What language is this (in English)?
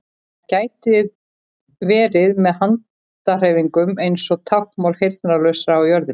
Icelandic